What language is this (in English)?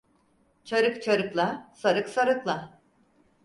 Turkish